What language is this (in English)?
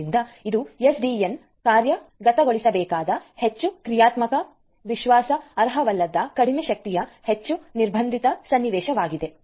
Kannada